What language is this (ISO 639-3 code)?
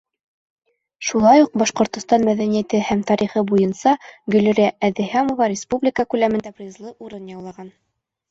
bak